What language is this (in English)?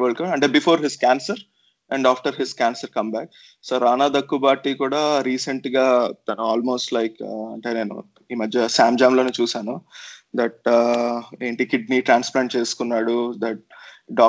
Telugu